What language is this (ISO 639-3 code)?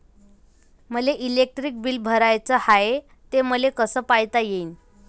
mar